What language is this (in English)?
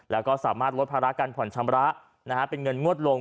Thai